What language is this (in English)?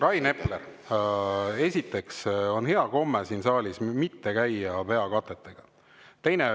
Estonian